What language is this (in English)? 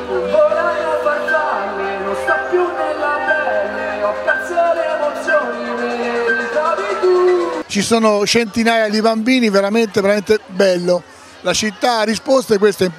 Italian